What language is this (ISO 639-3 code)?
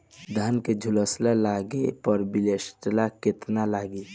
bho